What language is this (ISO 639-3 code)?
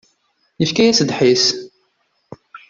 kab